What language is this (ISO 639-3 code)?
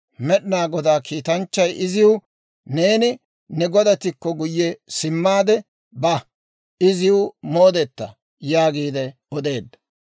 dwr